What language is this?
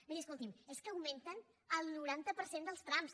Catalan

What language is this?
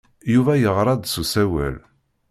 Kabyle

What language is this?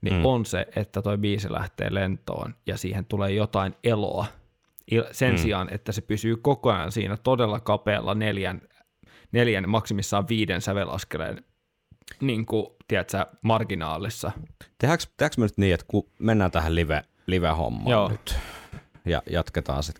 Finnish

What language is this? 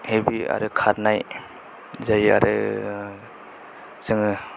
Bodo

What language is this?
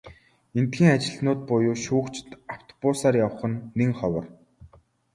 Mongolian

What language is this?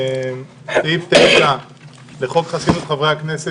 Hebrew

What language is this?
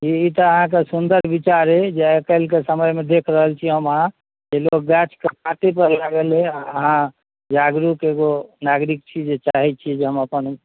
Maithili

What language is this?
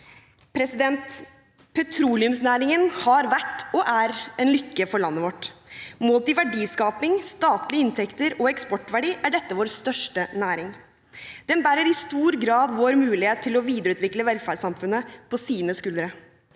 Norwegian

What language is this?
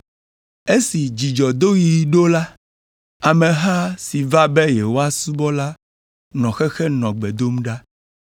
Ewe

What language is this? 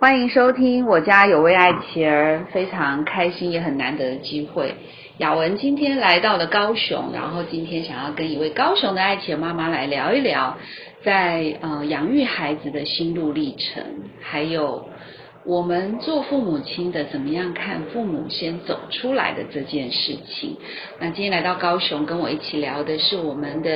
Chinese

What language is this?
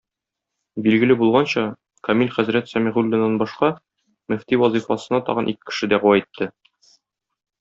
Tatar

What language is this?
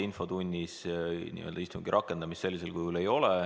Estonian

